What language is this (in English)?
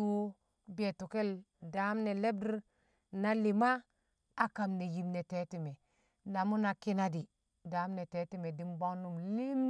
Kamo